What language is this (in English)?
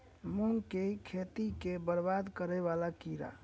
Maithili